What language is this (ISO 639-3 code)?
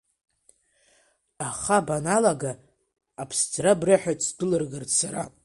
abk